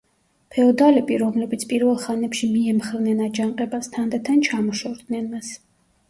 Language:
Georgian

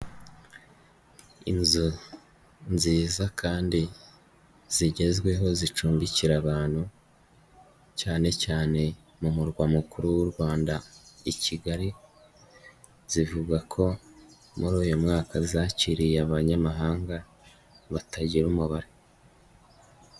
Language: Kinyarwanda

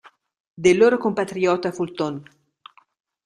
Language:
Italian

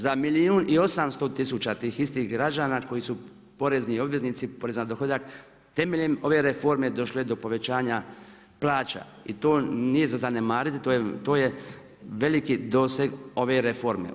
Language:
Croatian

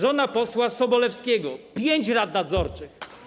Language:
Polish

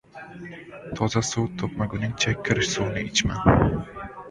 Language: Uzbek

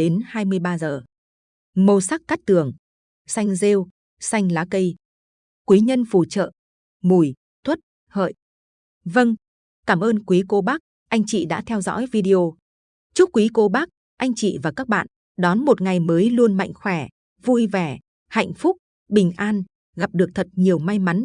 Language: Vietnamese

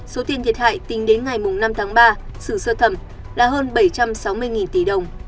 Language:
Vietnamese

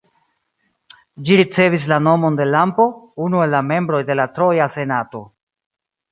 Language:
Esperanto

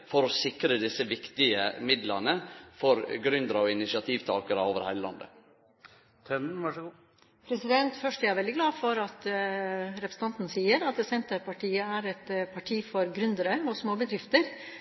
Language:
Norwegian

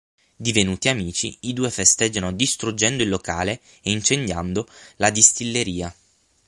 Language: Italian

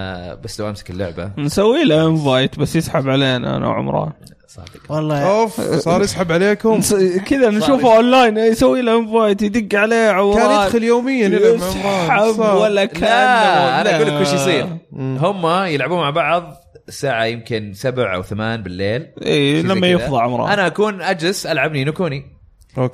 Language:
Arabic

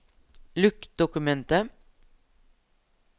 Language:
Norwegian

